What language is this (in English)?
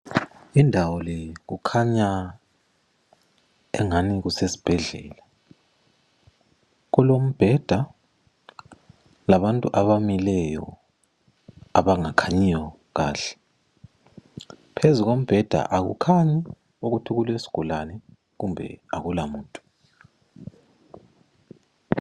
North Ndebele